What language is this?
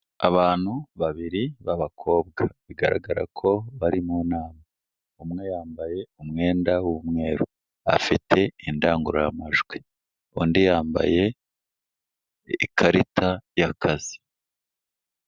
Kinyarwanda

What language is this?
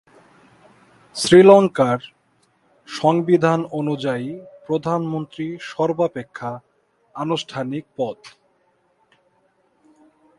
Bangla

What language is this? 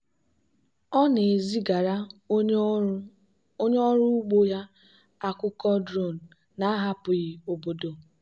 Igbo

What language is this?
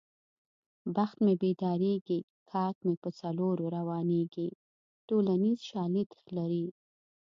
Pashto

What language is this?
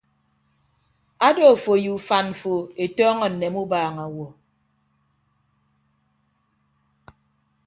Ibibio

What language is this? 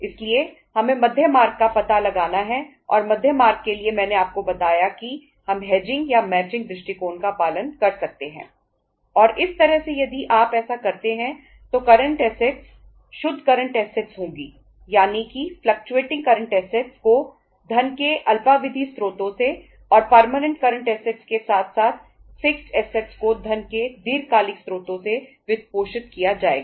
Hindi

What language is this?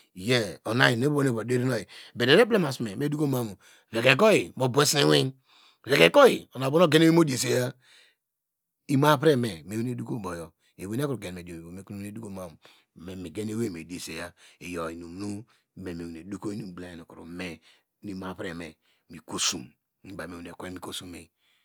Degema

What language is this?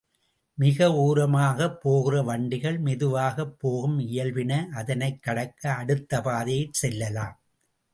Tamil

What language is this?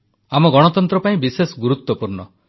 Odia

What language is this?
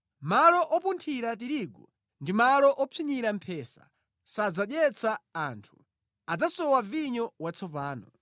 Nyanja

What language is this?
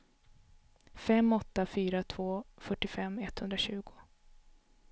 Swedish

